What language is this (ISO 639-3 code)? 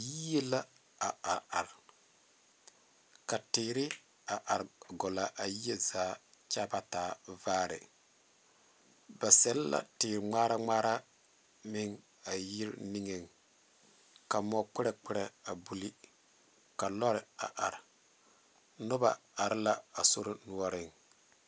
dga